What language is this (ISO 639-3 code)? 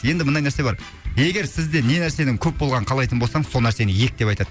kaz